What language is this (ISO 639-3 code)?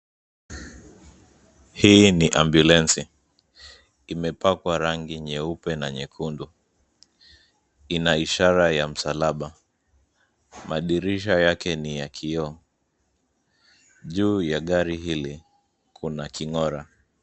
swa